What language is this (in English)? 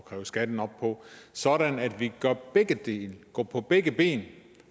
Danish